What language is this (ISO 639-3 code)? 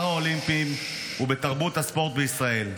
heb